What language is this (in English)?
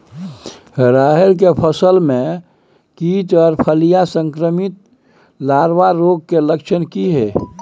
Maithili